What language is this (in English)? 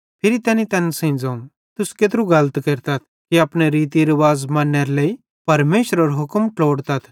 Bhadrawahi